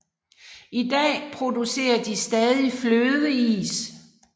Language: Danish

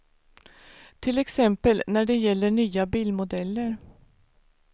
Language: Swedish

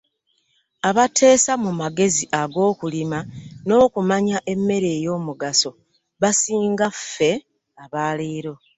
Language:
Ganda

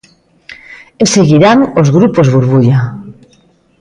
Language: Galician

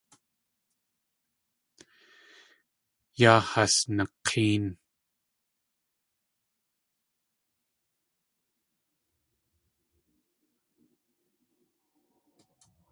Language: Tlingit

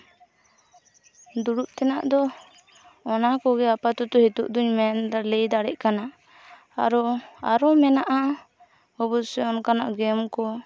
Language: Santali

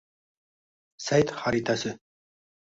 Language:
Uzbek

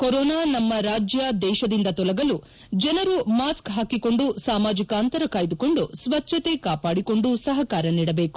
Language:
Kannada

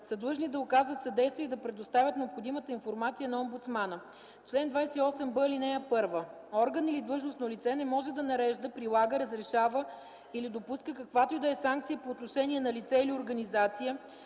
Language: Bulgarian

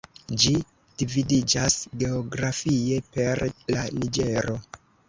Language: Esperanto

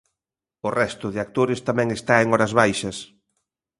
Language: Galician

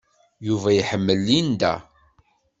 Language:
Kabyle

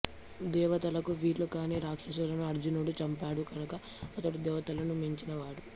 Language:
Telugu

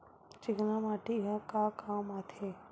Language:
Chhattisgarhi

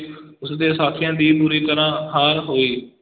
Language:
Punjabi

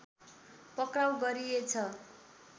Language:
Nepali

